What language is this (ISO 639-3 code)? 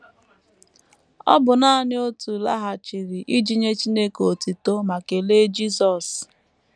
ibo